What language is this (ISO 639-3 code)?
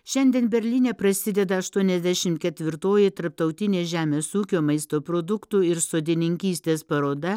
lit